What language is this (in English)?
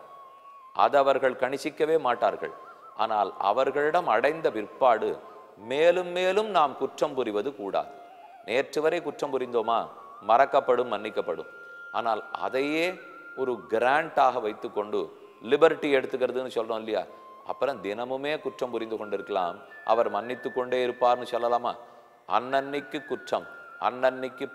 Romanian